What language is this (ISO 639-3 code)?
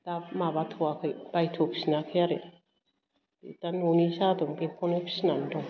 brx